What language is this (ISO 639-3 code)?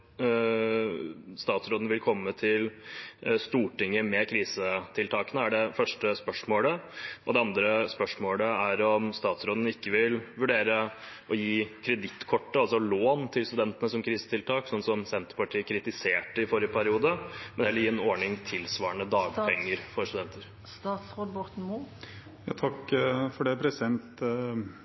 nob